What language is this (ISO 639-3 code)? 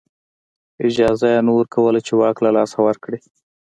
pus